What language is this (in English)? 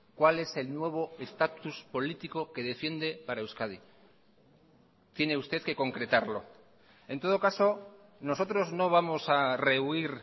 Spanish